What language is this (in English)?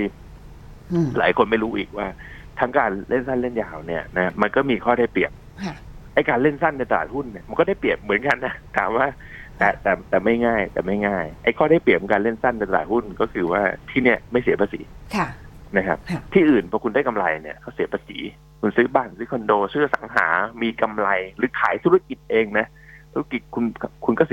Thai